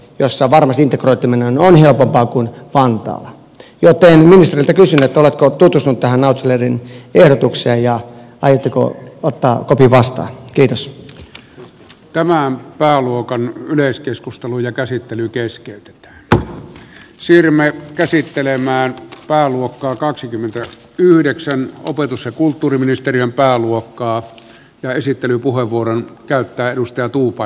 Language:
Finnish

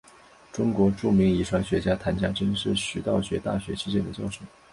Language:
Chinese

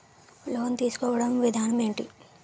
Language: Telugu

